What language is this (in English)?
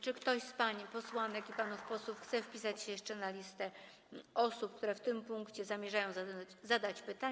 Polish